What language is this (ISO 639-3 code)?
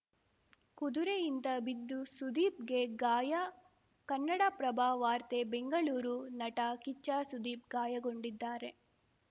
kan